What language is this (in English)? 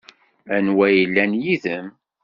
Kabyle